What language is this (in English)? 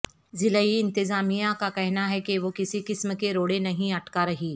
Urdu